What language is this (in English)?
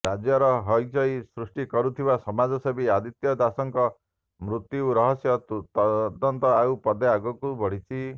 Odia